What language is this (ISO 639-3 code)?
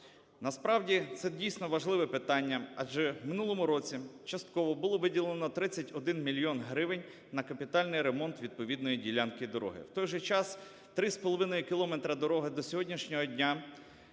ukr